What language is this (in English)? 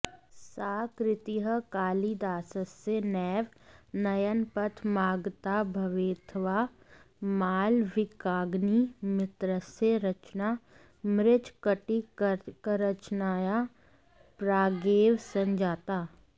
Sanskrit